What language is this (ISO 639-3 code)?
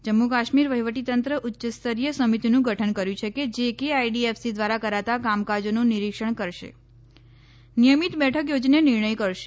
guj